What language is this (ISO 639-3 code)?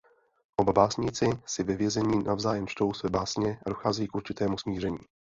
ces